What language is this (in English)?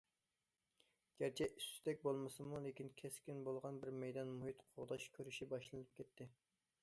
Uyghur